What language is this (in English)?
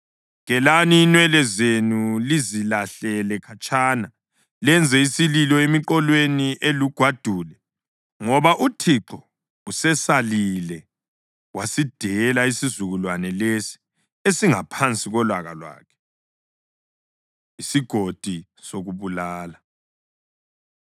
North Ndebele